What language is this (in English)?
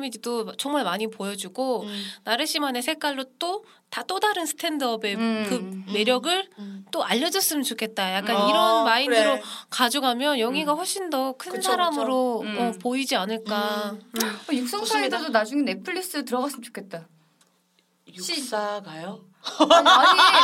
Korean